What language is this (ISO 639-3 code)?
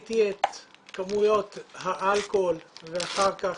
heb